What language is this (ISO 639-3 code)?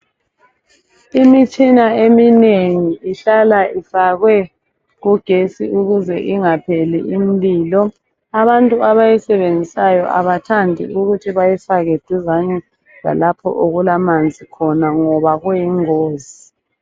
nde